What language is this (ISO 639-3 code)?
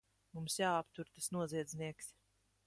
lav